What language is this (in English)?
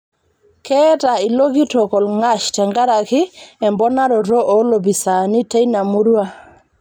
Masai